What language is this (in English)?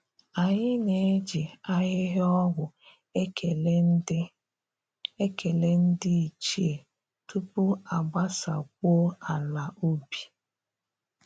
Igbo